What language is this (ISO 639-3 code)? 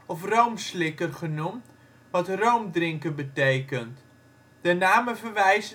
nld